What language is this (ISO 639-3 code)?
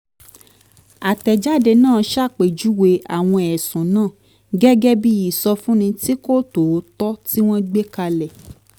yor